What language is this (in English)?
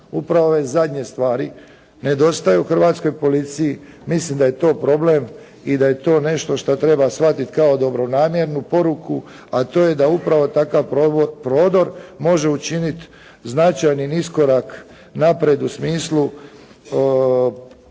Croatian